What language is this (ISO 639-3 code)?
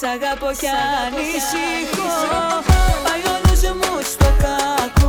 ell